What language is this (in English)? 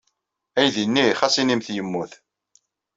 Kabyle